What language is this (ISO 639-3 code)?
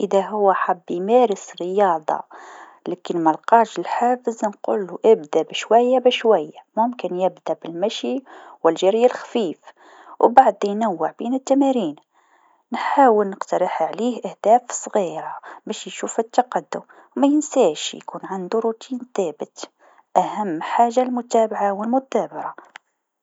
aeb